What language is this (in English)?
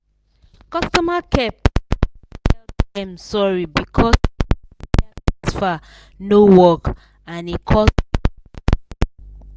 Nigerian Pidgin